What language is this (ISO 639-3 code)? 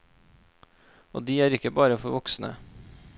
nor